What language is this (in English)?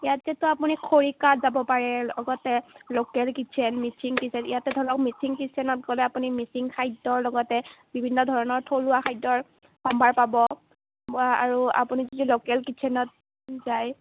Assamese